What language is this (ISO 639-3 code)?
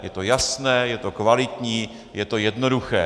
ces